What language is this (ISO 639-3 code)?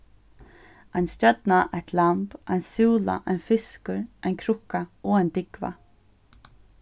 fao